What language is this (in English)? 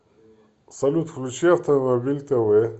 Russian